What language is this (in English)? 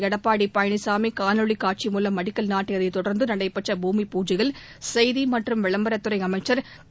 Tamil